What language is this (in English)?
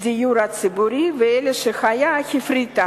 Hebrew